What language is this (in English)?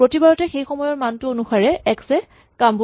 Assamese